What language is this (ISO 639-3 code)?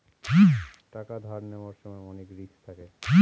ben